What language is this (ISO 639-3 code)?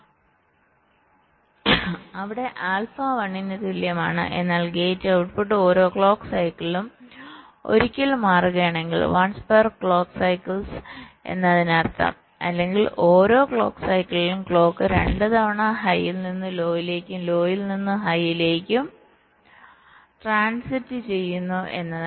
mal